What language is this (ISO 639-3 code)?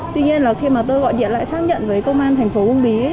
vie